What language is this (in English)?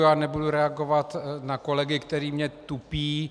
Czech